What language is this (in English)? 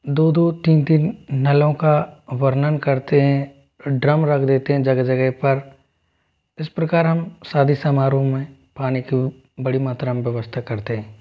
Hindi